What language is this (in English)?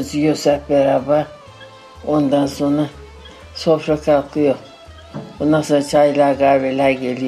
Turkish